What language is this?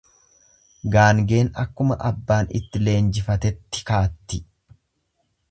Oromo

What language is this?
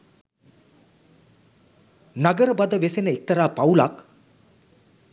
Sinhala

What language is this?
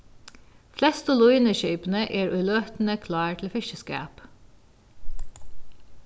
Faroese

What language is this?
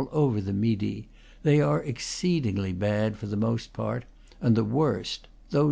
English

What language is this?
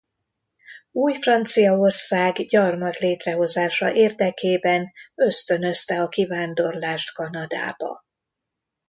Hungarian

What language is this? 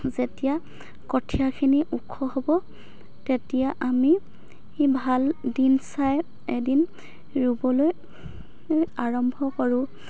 Assamese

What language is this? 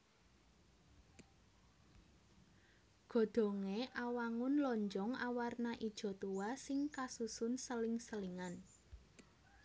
Javanese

